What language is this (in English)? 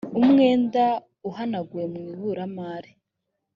Kinyarwanda